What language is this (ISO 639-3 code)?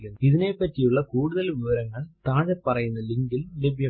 mal